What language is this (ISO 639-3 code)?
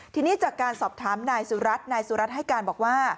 tha